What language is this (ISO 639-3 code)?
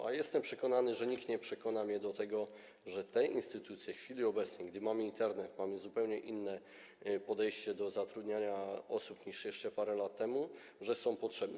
pol